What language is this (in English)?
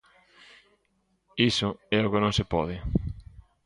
Galician